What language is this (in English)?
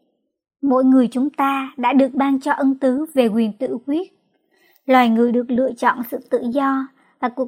Vietnamese